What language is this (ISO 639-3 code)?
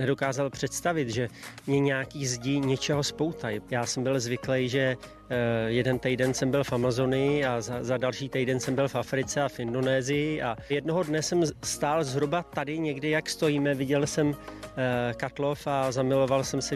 ces